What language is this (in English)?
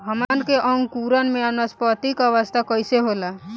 Bhojpuri